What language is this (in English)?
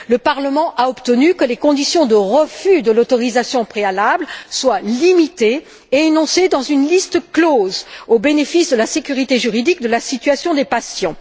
French